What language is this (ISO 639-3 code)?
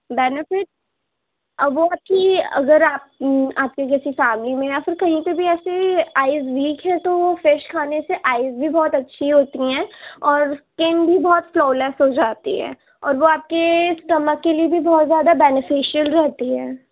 urd